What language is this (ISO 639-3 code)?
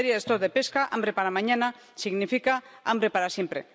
spa